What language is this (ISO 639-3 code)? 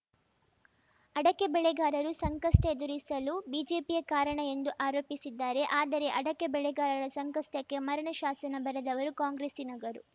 kan